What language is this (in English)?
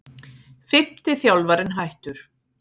Icelandic